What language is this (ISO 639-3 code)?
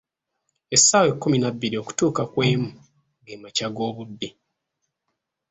lug